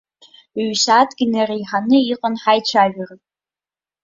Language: Abkhazian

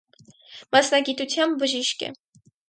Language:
Armenian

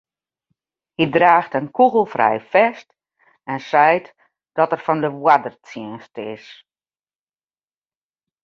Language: Western Frisian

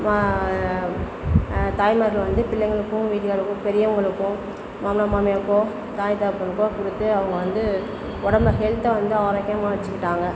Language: Tamil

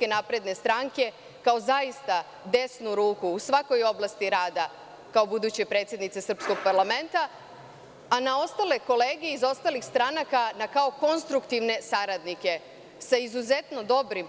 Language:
Serbian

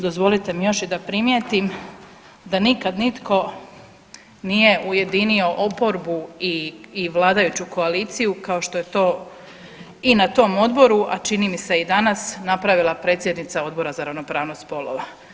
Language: Croatian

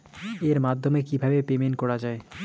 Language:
Bangla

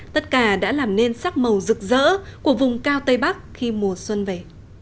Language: Vietnamese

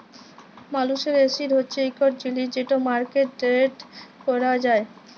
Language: Bangla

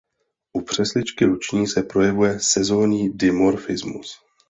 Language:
Czech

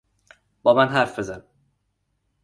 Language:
Persian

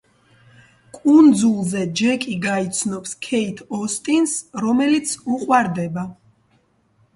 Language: Georgian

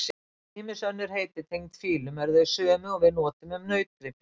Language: Icelandic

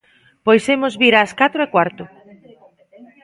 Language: Galician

